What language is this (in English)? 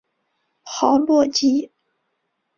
Chinese